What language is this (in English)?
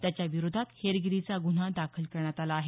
Marathi